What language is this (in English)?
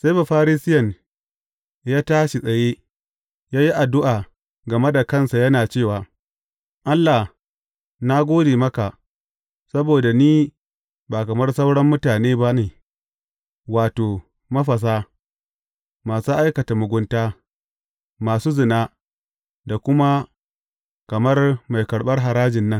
Hausa